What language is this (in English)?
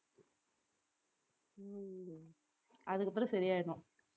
Tamil